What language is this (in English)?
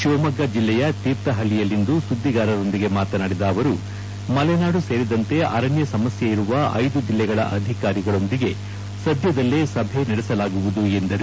Kannada